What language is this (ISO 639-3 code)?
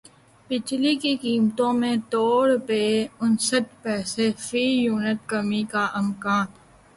urd